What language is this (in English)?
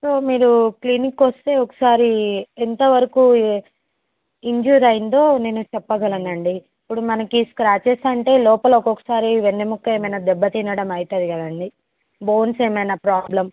Telugu